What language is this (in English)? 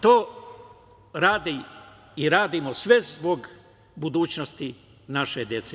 Serbian